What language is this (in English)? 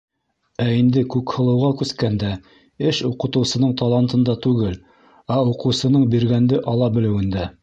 Bashkir